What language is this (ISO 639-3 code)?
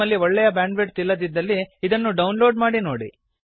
kan